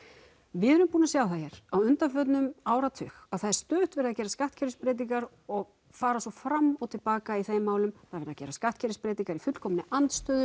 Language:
Icelandic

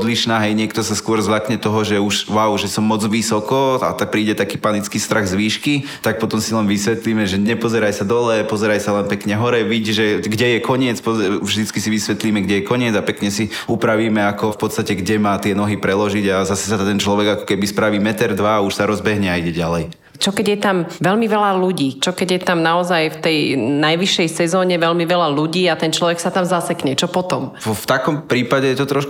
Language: Slovak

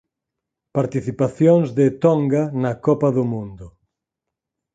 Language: Galician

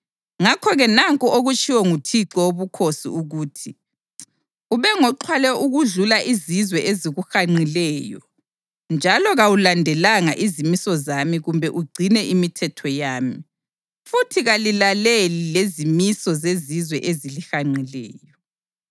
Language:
North Ndebele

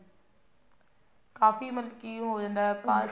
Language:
Punjabi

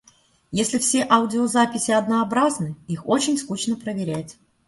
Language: Russian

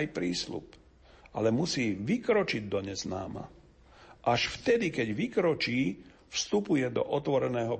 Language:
Slovak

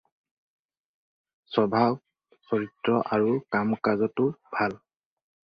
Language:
Assamese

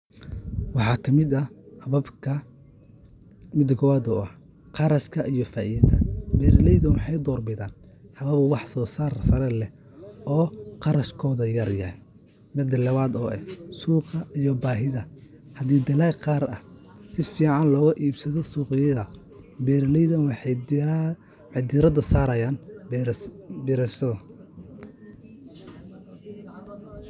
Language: Somali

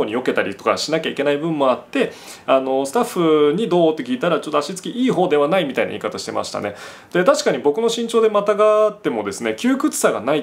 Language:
Japanese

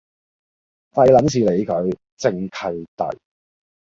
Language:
Cantonese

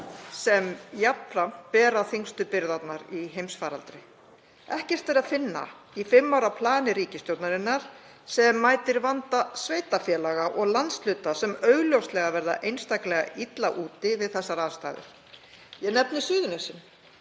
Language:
Icelandic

